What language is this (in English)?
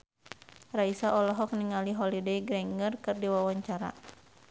Sundanese